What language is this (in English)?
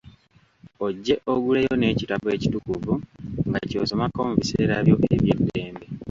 Ganda